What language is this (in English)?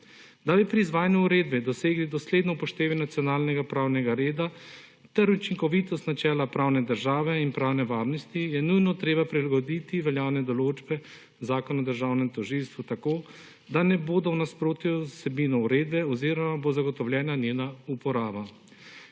Slovenian